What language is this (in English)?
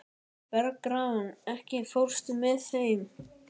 Icelandic